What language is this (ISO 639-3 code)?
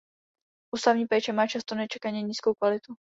ces